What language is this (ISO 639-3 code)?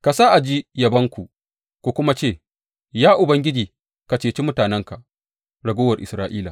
hau